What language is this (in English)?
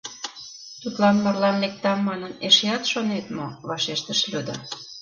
Mari